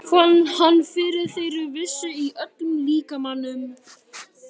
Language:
Icelandic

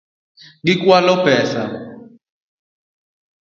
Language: Luo (Kenya and Tanzania)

